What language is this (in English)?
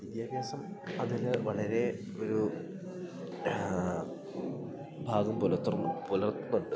Malayalam